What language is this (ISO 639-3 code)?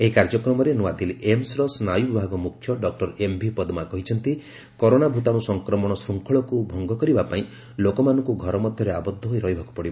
ori